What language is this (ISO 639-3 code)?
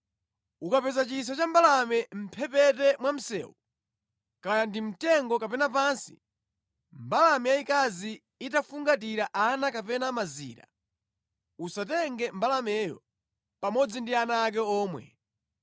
nya